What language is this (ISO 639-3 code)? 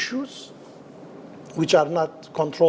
ind